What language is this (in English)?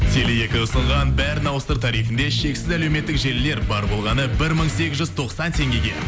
Kazakh